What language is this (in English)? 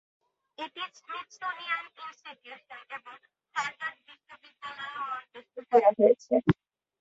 Bangla